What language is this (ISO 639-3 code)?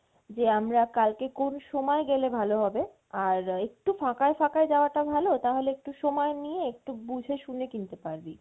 ben